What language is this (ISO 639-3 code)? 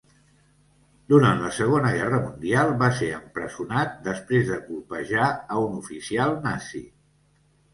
cat